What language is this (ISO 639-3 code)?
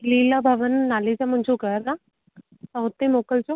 snd